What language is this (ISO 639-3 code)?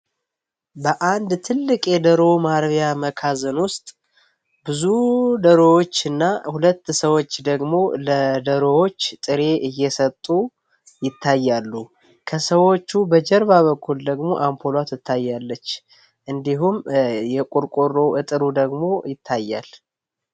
amh